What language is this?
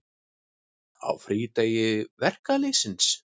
Icelandic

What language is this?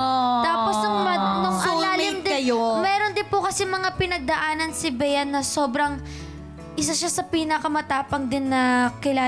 Filipino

